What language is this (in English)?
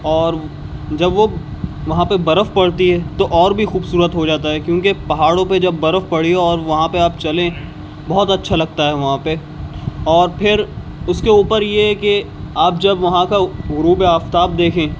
Urdu